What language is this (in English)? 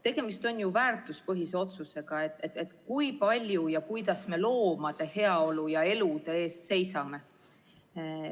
Estonian